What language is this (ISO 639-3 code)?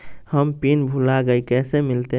mag